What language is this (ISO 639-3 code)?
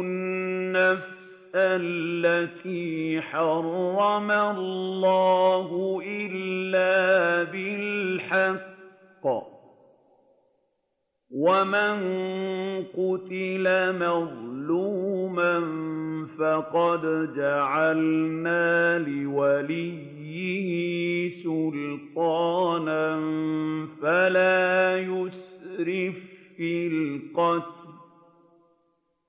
ara